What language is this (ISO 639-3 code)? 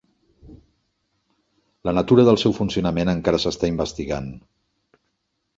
cat